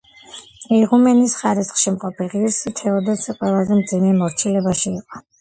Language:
Georgian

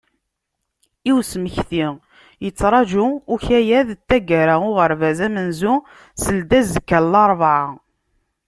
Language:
Kabyle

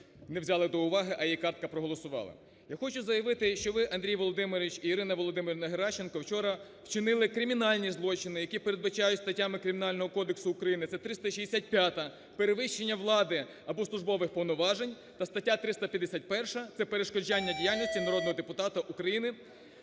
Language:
Ukrainian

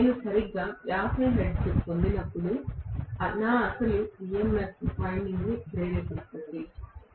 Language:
Telugu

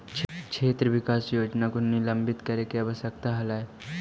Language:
Magahi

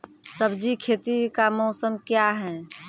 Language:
Maithili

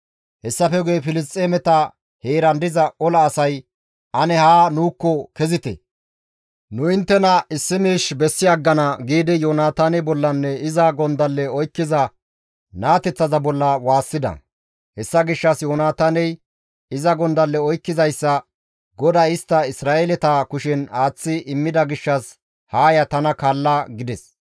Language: Gamo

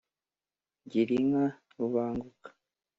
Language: Kinyarwanda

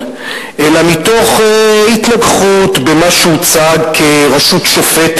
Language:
Hebrew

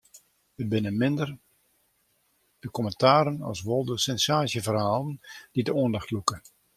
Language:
Western Frisian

